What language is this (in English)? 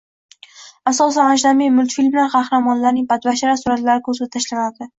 Uzbek